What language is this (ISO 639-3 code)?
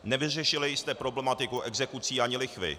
ces